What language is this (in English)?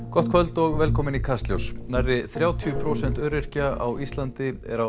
Icelandic